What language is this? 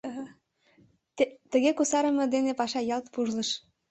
Mari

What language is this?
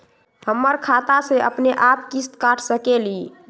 Magahi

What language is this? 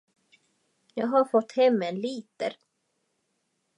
Swedish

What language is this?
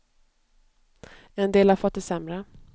Swedish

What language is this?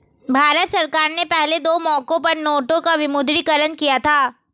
Hindi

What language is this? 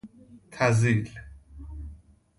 Persian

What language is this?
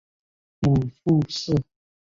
Chinese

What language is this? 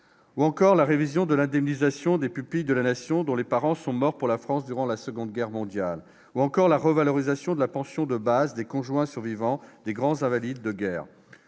French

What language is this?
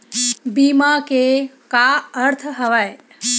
Chhattisgarhi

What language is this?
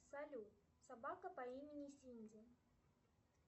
Russian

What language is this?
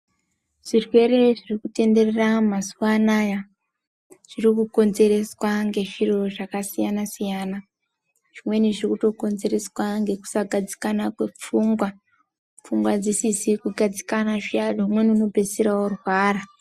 Ndau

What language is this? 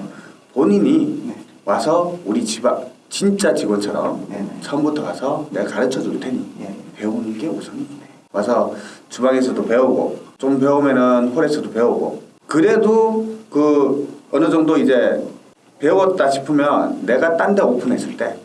Korean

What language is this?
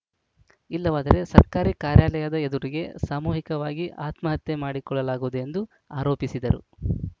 Kannada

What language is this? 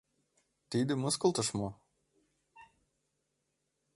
Mari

